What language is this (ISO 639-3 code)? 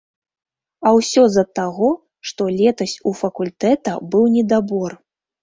bel